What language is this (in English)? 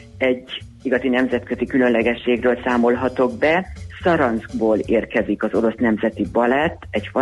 Hungarian